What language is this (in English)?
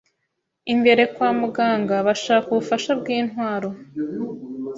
Kinyarwanda